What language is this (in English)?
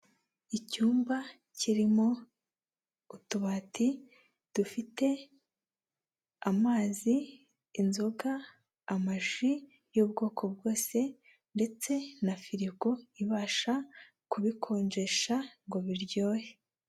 Kinyarwanda